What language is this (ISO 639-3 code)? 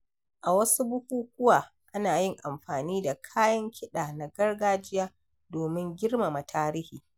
hau